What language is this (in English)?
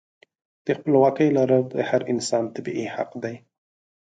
Pashto